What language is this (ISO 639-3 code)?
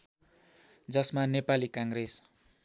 nep